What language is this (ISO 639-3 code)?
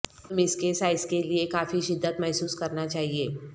urd